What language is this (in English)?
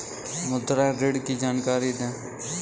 Hindi